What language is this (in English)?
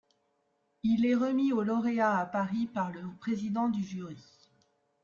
French